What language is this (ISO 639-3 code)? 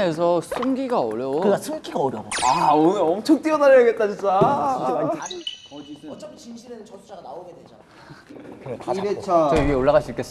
kor